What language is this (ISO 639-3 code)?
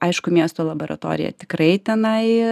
lit